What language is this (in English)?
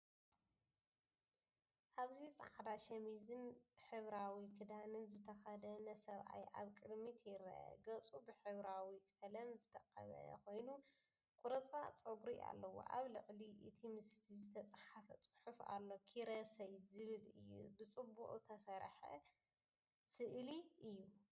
Tigrinya